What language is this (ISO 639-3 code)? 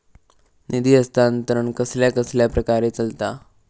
mar